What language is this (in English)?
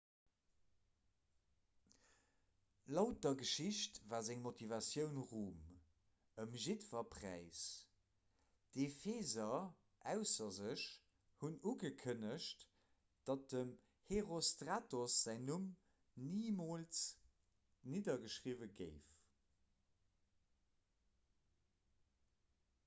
Luxembourgish